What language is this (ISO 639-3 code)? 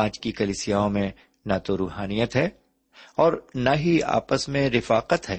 urd